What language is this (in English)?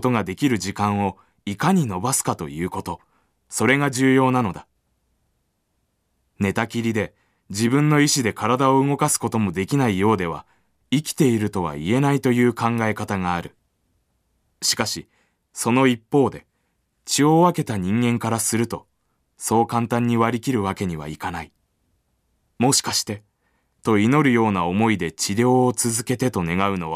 Japanese